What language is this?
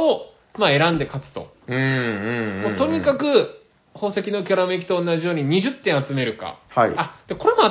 Japanese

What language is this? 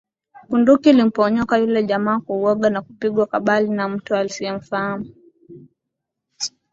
Swahili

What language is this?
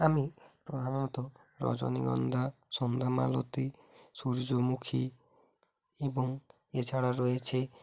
Bangla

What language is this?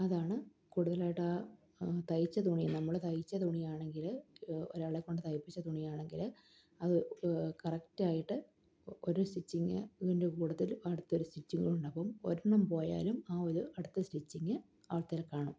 Malayalam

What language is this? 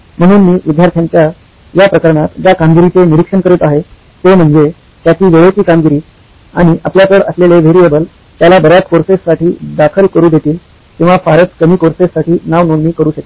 Marathi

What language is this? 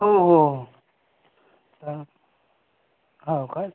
Marathi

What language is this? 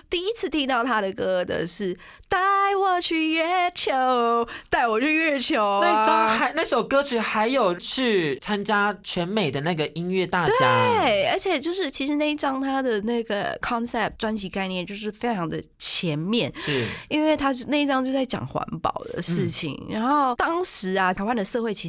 Chinese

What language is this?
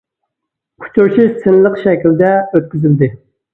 Uyghur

